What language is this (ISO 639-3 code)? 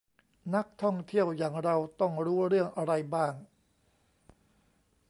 tha